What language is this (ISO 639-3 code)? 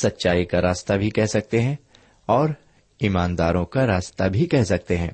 urd